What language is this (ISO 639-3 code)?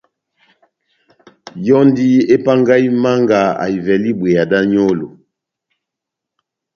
bnm